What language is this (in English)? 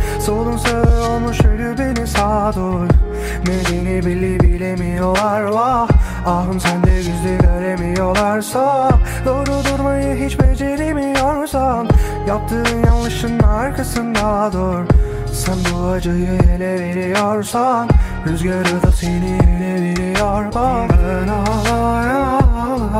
Turkish